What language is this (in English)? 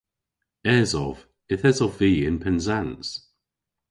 Cornish